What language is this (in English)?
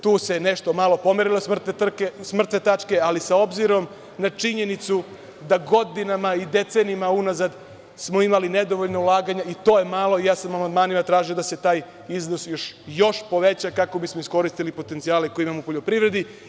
Serbian